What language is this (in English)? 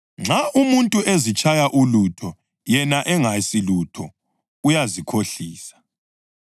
North Ndebele